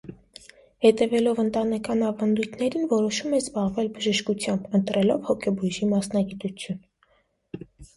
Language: Armenian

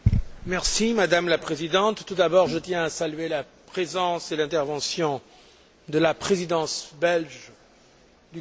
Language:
French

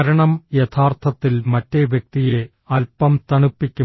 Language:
Malayalam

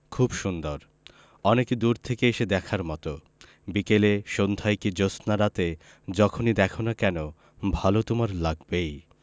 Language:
Bangla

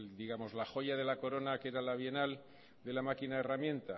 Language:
Spanish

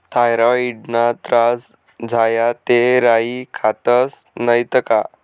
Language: Marathi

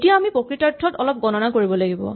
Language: Assamese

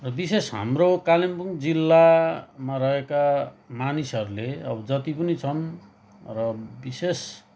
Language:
Nepali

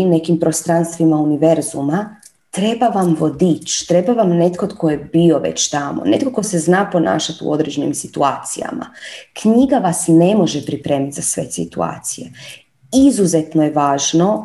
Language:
Croatian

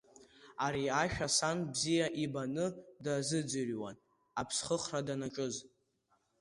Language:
Abkhazian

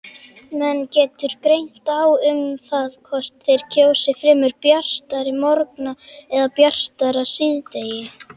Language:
Icelandic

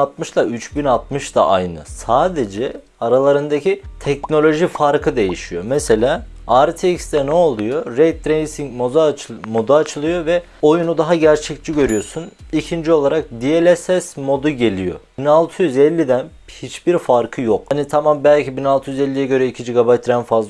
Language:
Turkish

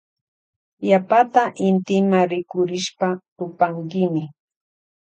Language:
Loja Highland Quichua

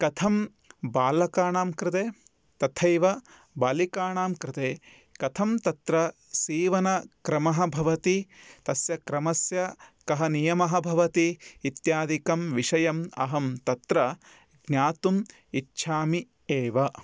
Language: Sanskrit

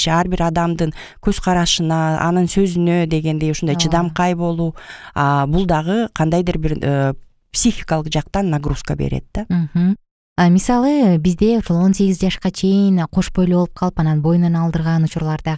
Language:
Turkish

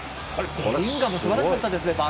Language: Japanese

